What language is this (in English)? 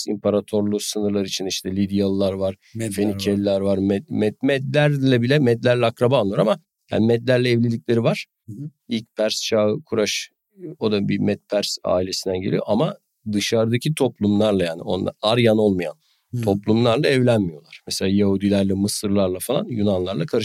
Turkish